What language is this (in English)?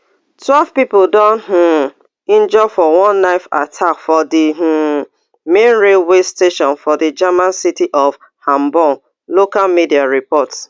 Nigerian Pidgin